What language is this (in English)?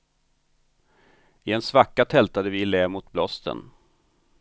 Swedish